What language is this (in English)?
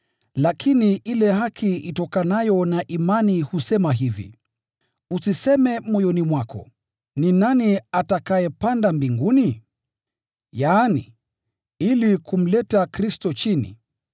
Swahili